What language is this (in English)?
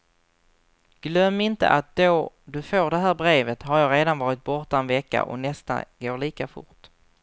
Swedish